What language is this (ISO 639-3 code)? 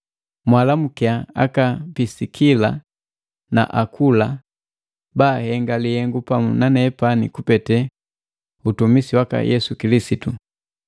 mgv